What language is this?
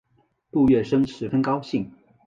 Chinese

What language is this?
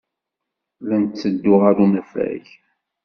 Kabyle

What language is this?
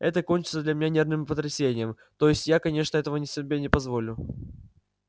Russian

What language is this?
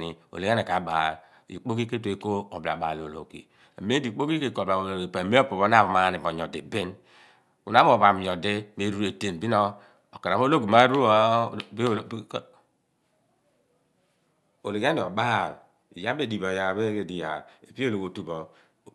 Abua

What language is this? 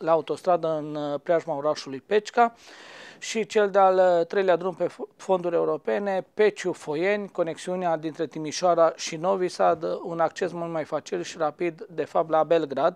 Romanian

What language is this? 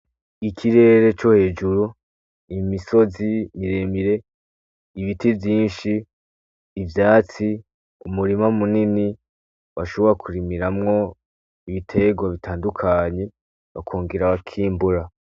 Rundi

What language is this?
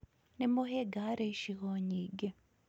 Kikuyu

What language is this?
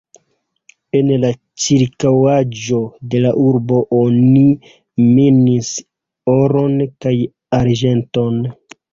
Esperanto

